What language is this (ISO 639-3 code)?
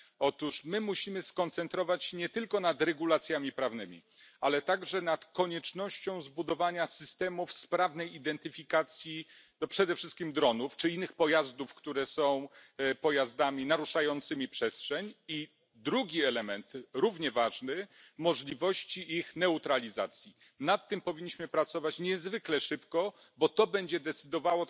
pol